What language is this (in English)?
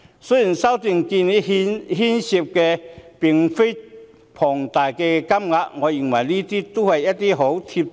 Cantonese